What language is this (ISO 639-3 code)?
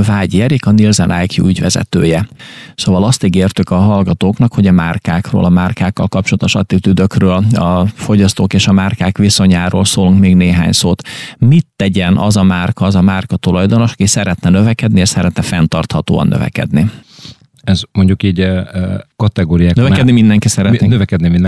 hun